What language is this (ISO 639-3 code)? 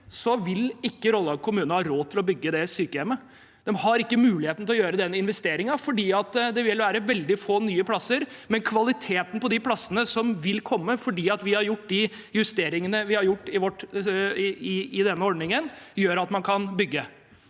nor